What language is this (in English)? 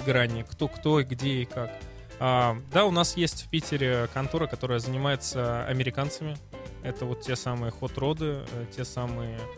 Russian